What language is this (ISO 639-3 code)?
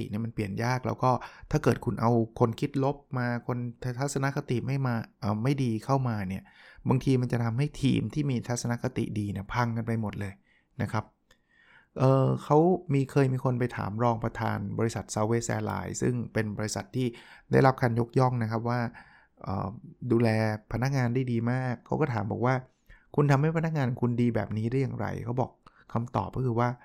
tha